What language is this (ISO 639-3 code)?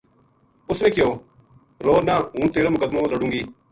gju